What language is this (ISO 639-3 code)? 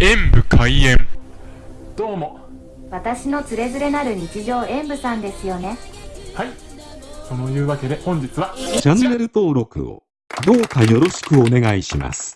jpn